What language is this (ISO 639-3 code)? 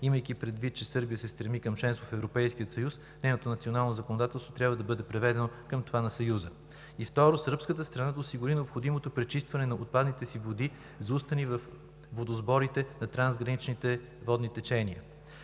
bul